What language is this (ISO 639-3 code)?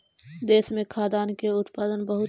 mag